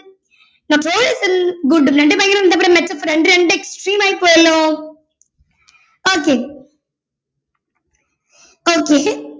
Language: Malayalam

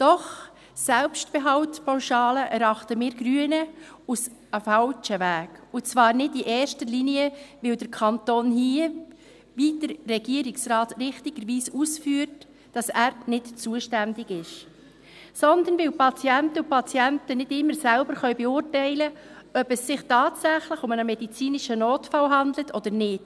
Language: Swiss German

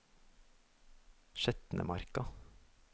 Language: Norwegian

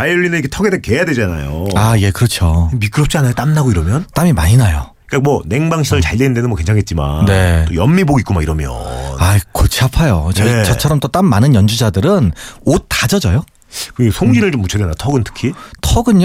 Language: Korean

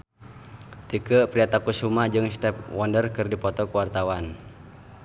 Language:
Sundanese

